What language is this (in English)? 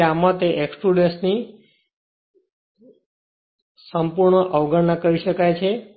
Gujarati